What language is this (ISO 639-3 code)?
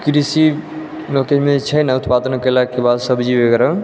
mai